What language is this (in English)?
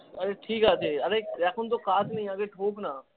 Bangla